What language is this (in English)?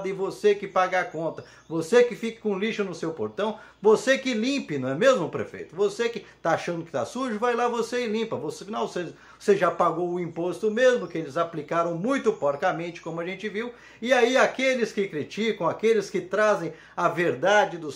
Portuguese